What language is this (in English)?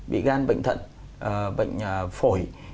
Vietnamese